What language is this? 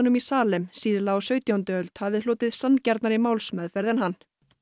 Icelandic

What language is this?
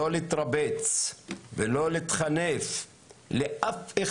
Hebrew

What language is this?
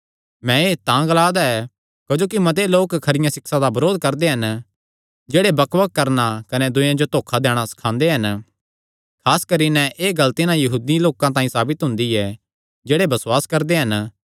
Kangri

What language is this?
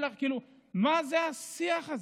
Hebrew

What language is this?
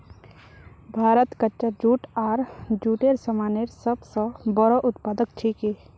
Magahi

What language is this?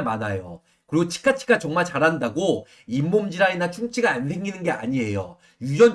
Korean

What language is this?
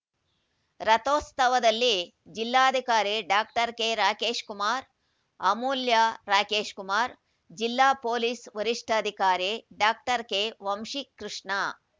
Kannada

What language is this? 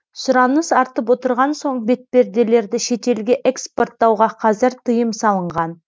Kazakh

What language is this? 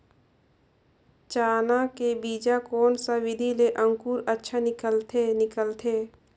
Chhattisgarhi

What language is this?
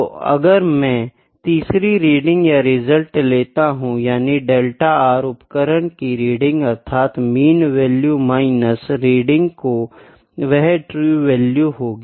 Hindi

